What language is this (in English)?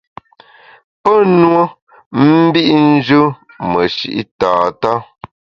Bamun